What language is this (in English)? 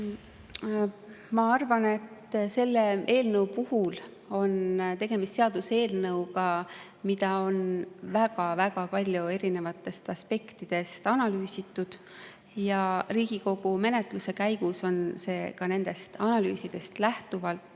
Estonian